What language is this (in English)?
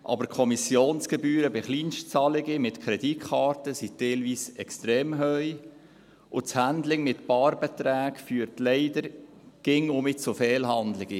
Swiss German